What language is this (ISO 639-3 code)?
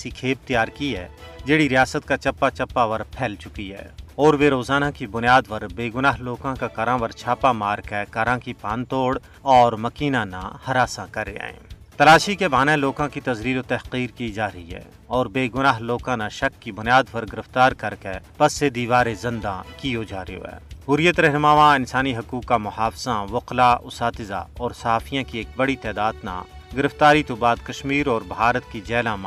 urd